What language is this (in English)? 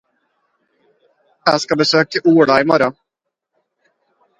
Norwegian Bokmål